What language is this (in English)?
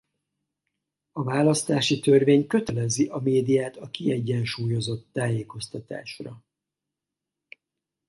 Hungarian